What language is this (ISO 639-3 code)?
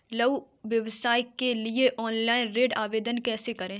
hin